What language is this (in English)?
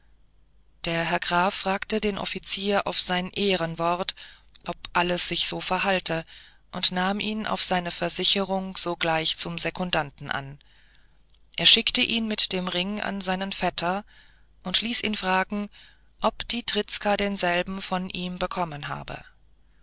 German